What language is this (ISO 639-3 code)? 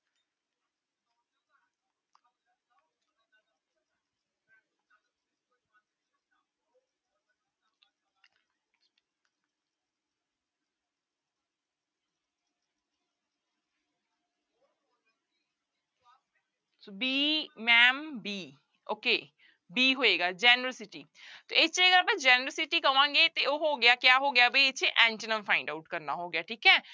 pan